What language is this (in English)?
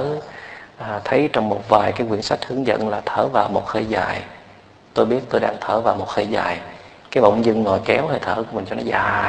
Vietnamese